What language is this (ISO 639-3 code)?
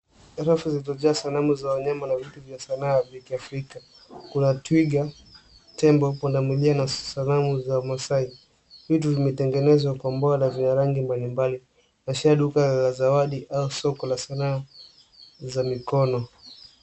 swa